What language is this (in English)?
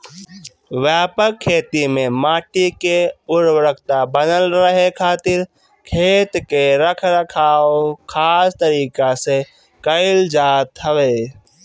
Bhojpuri